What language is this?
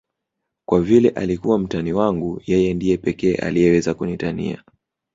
Swahili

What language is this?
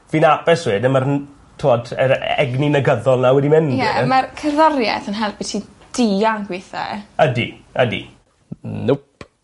Welsh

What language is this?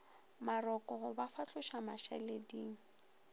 Northern Sotho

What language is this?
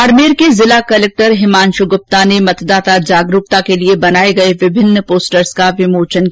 Hindi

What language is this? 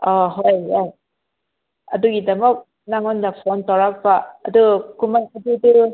Manipuri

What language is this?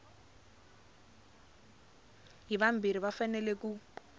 Tsonga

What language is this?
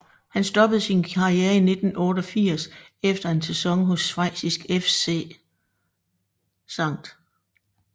Danish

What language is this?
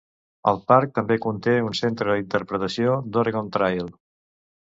Catalan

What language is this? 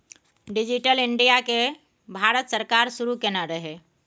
Maithili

